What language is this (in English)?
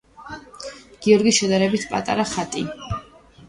Georgian